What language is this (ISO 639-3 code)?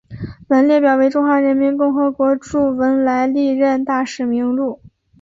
zho